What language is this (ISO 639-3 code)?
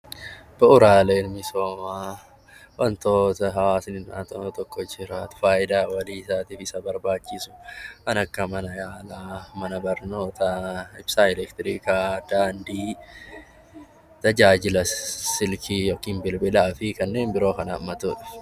orm